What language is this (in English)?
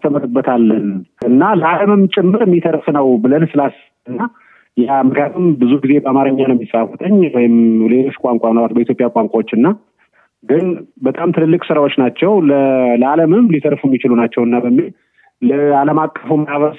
Amharic